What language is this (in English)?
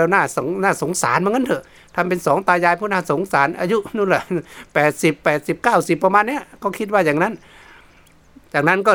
Thai